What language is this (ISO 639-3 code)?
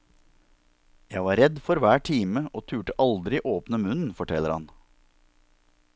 nor